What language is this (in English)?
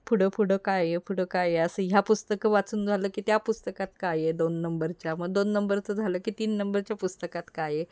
Marathi